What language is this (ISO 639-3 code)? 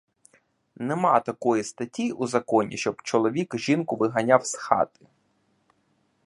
ukr